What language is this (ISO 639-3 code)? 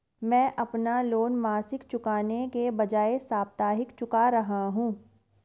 hin